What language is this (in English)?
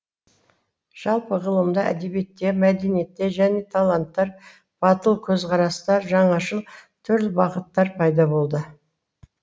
Kazakh